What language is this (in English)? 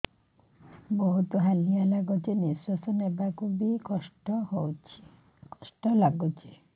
Odia